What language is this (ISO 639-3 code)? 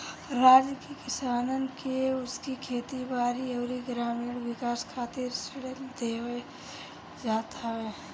bho